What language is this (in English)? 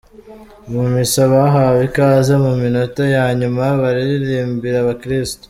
Kinyarwanda